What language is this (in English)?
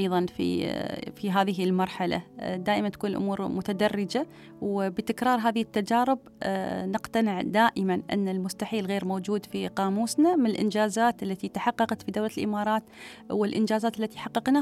Arabic